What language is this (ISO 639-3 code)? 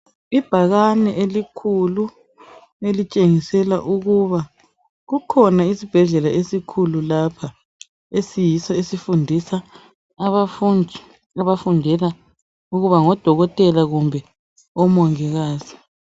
nde